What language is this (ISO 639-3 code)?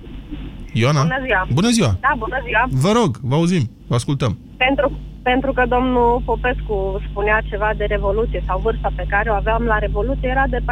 ron